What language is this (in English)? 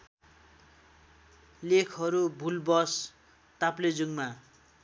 Nepali